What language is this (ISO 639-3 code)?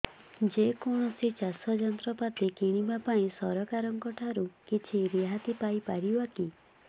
ori